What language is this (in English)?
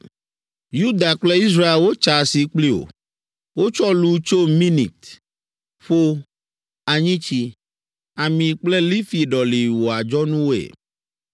Ewe